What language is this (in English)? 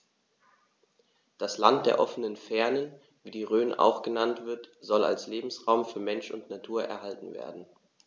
German